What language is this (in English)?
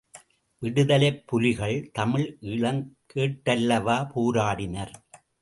Tamil